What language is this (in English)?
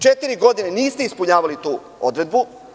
Serbian